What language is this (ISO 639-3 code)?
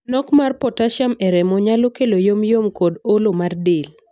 luo